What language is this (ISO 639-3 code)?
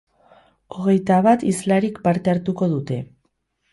eus